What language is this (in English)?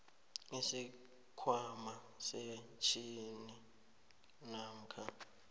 South Ndebele